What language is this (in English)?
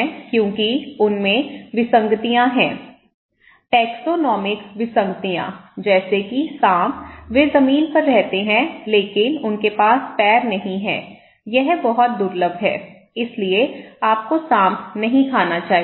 Hindi